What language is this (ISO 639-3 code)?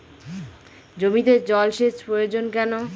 ben